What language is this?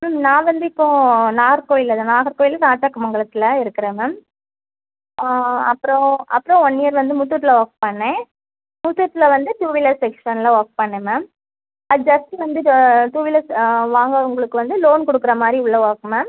Tamil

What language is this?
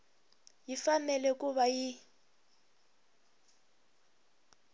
Tsonga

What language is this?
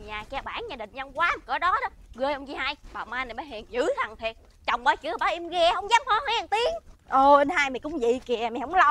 Vietnamese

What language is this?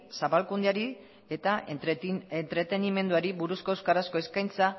Basque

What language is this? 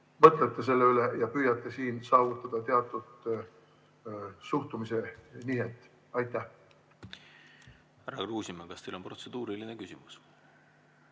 Estonian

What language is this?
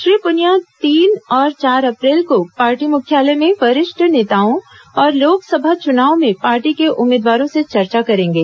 Hindi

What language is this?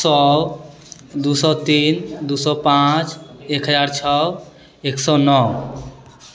Maithili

